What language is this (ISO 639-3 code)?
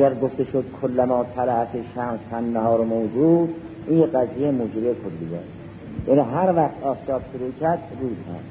fas